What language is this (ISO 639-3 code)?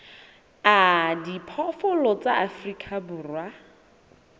sot